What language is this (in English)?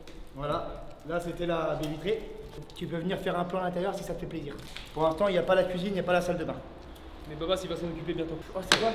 French